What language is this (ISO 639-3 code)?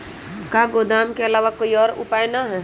mag